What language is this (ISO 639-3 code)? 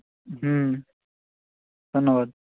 ben